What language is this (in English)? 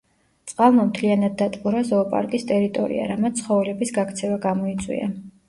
Georgian